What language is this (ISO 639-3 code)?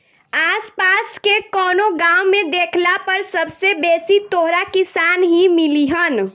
bho